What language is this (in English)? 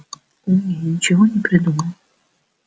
Russian